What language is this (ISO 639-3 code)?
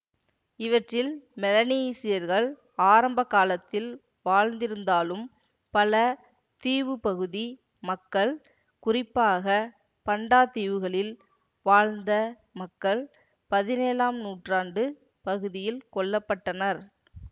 tam